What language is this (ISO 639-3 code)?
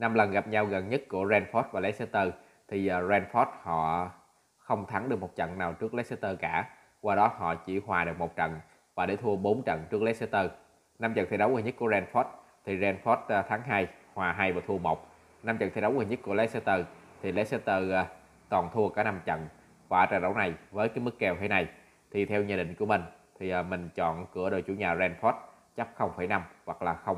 vie